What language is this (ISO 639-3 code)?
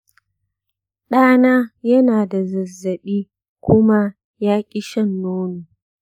hau